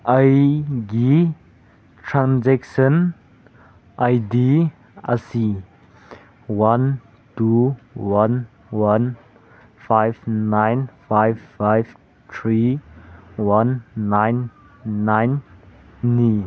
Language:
Manipuri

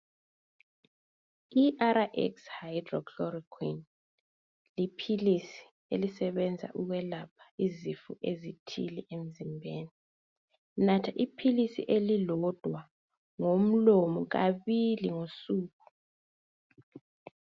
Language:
North Ndebele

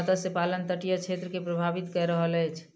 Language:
Maithili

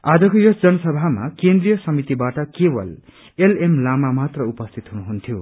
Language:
Nepali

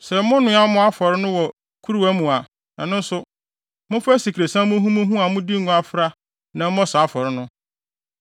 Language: Akan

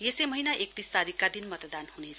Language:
Nepali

